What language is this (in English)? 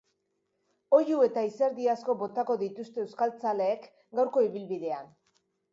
Basque